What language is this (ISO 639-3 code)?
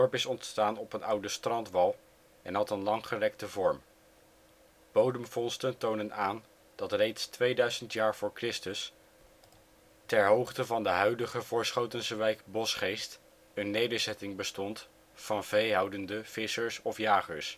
nld